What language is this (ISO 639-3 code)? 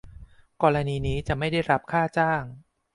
tha